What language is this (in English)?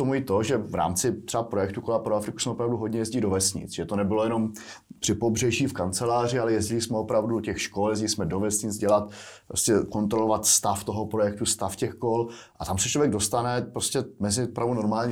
Czech